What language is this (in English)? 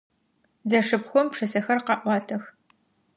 Adyghe